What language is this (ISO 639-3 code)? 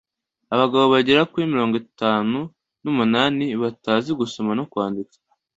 kin